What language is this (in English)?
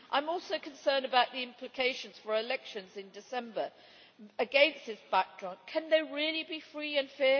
English